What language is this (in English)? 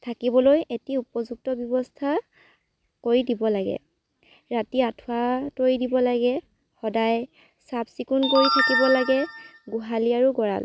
Assamese